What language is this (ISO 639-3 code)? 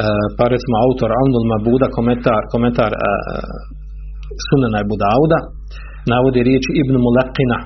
hrv